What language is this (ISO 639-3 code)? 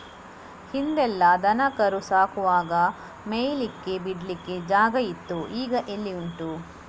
kan